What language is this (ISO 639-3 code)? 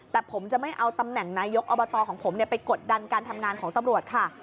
tha